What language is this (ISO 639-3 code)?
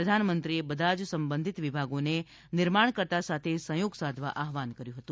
guj